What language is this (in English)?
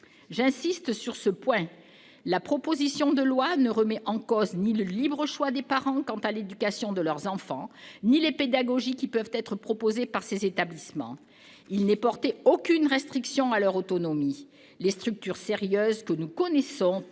French